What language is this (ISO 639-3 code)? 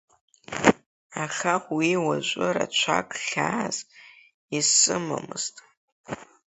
abk